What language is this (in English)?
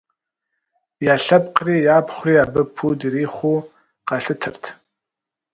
Kabardian